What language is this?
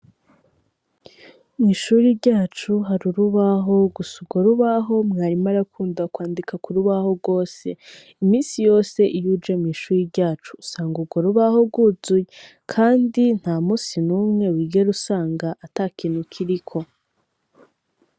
Rundi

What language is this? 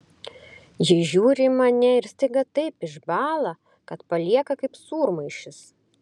Lithuanian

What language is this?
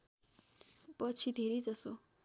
Nepali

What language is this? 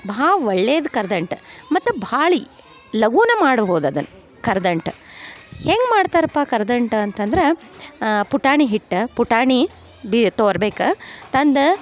Kannada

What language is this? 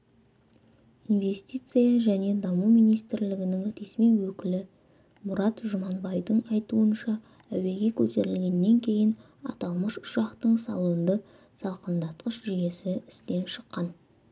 Kazakh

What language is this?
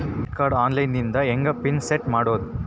Kannada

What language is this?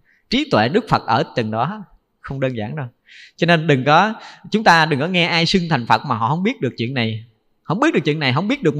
Vietnamese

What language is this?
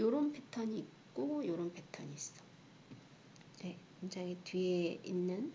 Korean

